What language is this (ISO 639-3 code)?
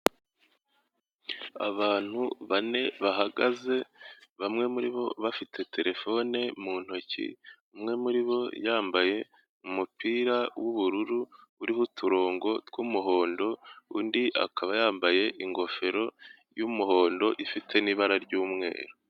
kin